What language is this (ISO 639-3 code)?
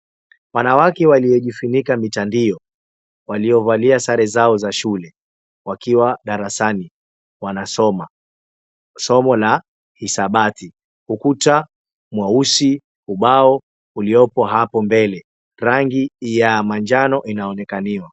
swa